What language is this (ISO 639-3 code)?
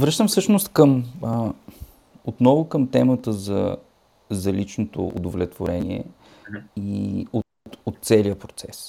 bul